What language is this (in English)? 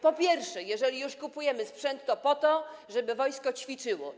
Polish